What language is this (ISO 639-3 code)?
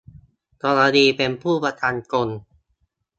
tha